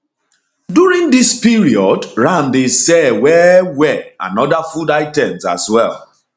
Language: Nigerian Pidgin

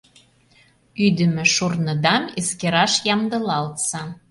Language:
Mari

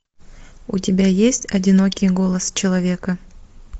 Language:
Russian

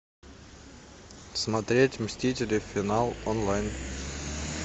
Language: Russian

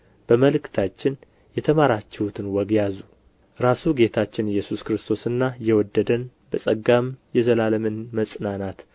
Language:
Amharic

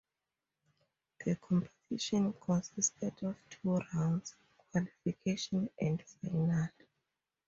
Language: English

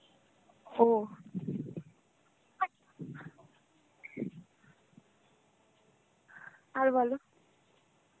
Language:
Bangla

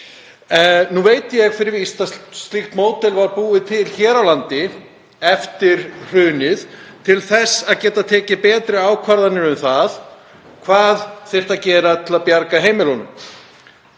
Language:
Icelandic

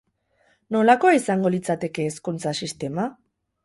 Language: Basque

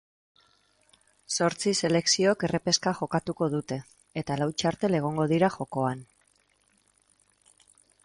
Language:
Basque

